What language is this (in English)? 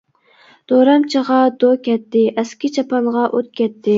Uyghur